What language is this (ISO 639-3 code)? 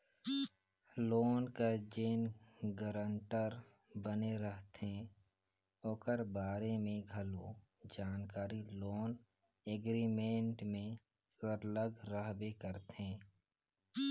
hne